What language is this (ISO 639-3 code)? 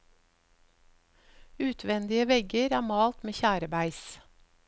nor